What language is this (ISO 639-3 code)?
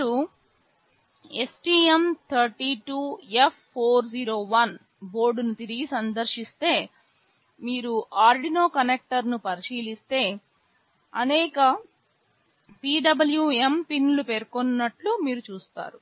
tel